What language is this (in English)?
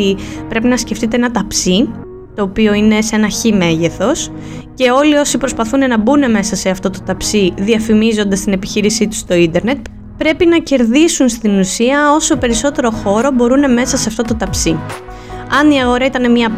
Greek